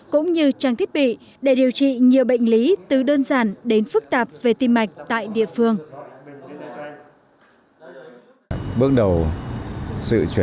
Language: Vietnamese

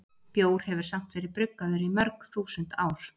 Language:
Icelandic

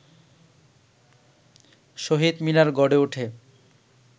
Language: Bangla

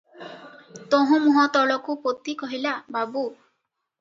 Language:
Odia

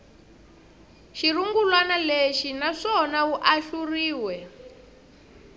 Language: Tsonga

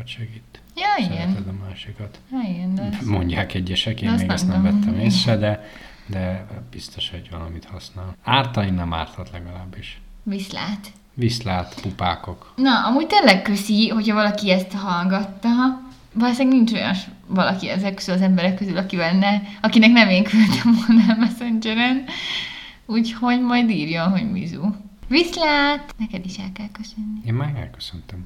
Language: Hungarian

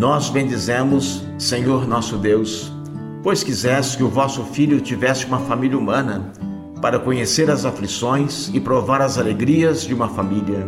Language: Portuguese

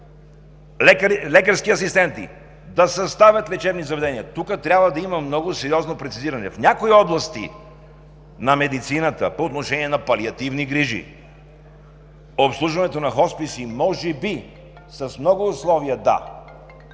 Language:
Bulgarian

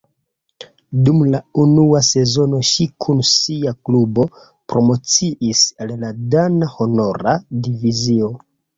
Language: Esperanto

